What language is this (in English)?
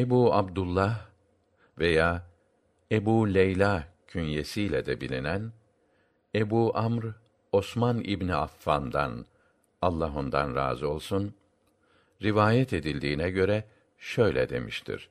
Turkish